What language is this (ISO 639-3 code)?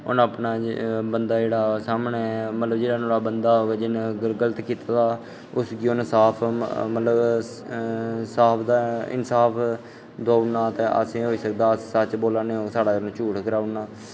doi